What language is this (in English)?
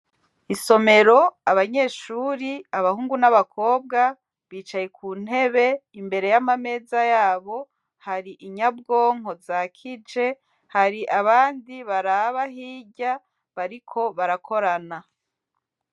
Rundi